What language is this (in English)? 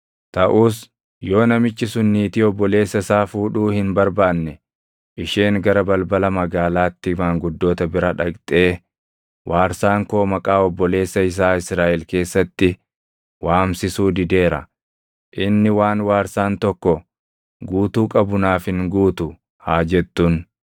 Oromo